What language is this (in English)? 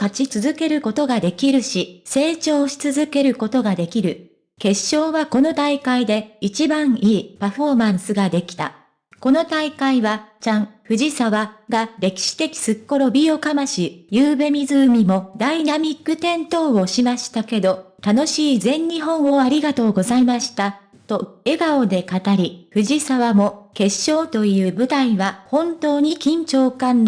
Japanese